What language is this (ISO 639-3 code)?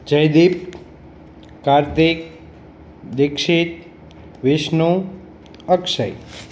guj